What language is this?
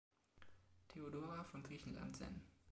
German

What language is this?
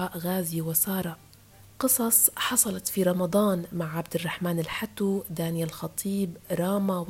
Arabic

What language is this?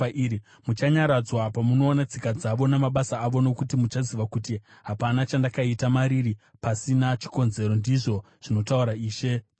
Shona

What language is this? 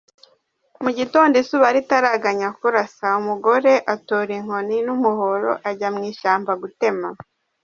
Kinyarwanda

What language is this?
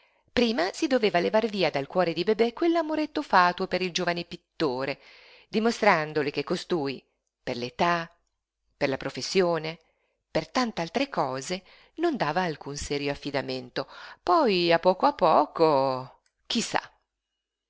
Italian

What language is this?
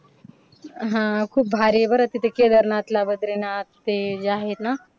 Marathi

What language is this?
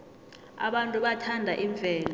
South Ndebele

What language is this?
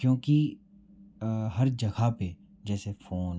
Hindi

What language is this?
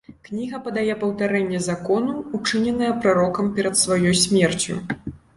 Belarusian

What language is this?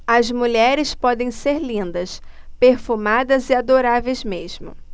Portuguese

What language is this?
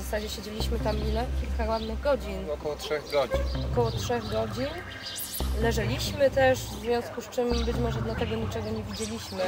Polish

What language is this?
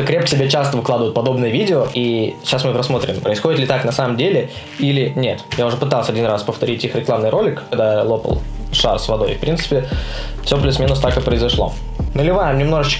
Russian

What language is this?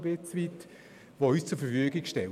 Swiss German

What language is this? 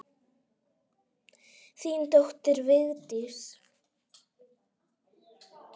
Icelandic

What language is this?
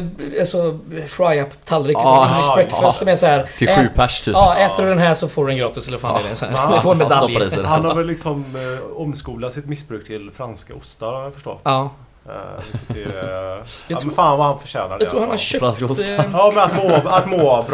Swedish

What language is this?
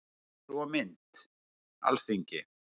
Icelandic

